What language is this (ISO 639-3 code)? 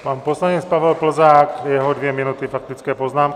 ces